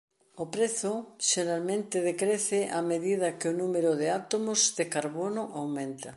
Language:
Galician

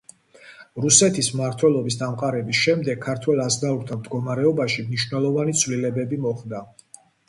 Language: Georgian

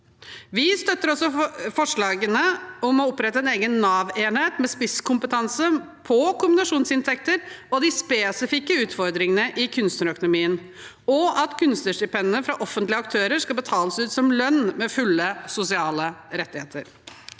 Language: Norwegian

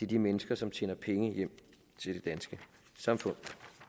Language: Danish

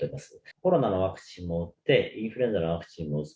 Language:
Japanese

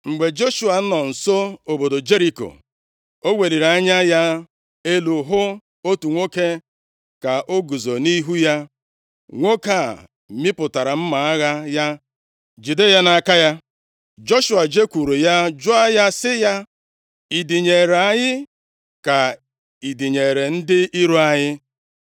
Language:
Igbo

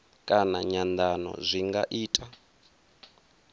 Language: Venda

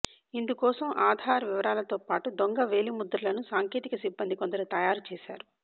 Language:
Telugu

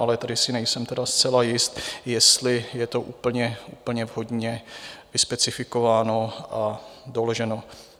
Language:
Czech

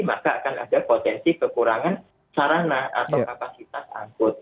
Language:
Indonesian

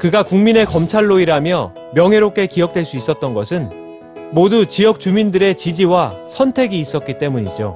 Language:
Korean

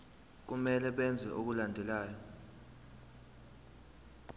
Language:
Zulu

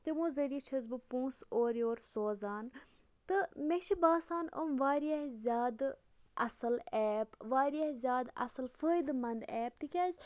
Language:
Kashmiri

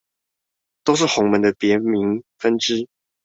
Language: Chinese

